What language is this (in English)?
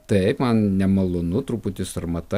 Lithuanian